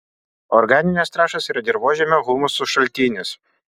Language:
Lithuanian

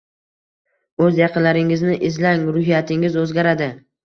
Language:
Uzbek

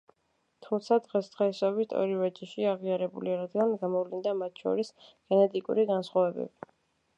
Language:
Georgian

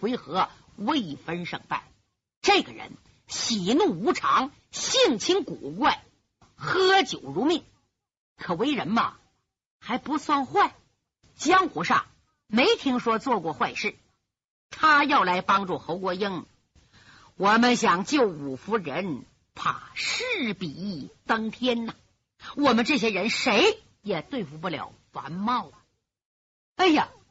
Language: Chinese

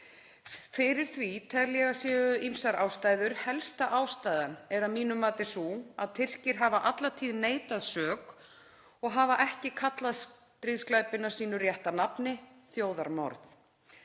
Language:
Icelandic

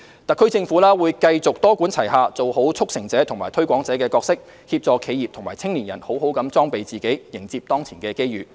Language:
Cantonese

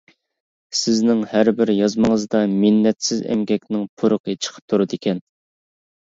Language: Uyghur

